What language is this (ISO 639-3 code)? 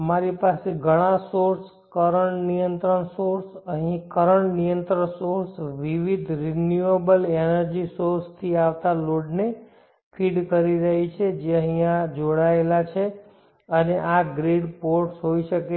guj